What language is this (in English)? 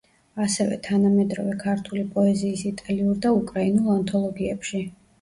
Georgian